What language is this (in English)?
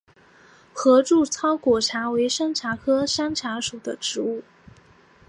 Chinese